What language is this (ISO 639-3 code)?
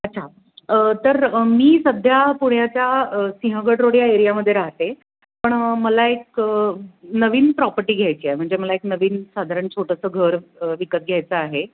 mar